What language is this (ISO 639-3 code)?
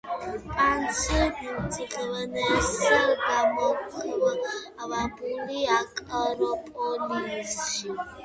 kat